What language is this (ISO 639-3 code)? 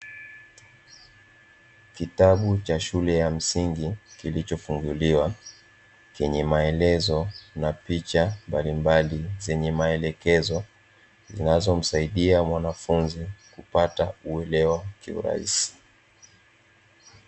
swa